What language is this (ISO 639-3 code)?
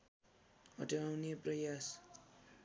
nep